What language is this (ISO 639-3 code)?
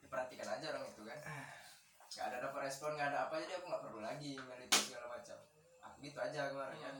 ind